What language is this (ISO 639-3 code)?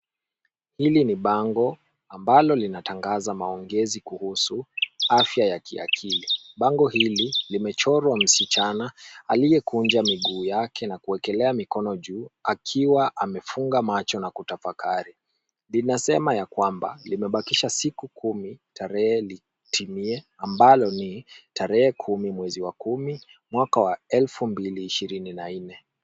swa